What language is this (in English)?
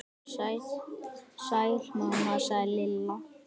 Icelandic